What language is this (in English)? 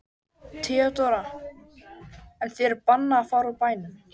Icelandic